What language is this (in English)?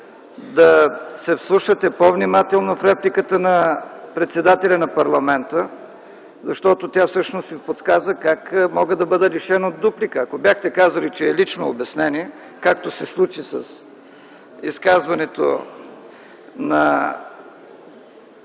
Bulgarian